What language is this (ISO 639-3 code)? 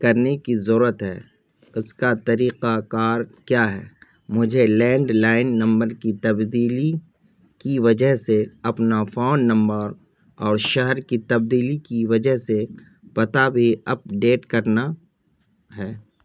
urd